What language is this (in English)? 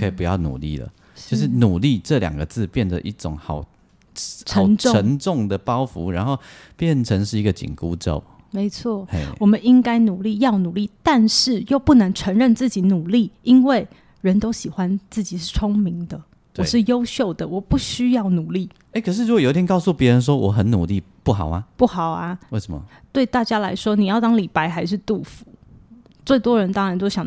Chinese